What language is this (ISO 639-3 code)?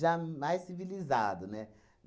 por